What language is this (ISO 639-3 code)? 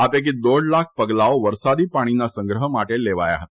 guj